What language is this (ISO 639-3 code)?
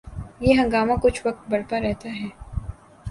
urd